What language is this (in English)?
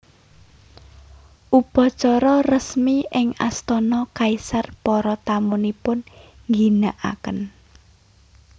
Javanese